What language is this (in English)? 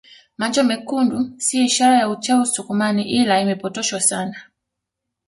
Swahili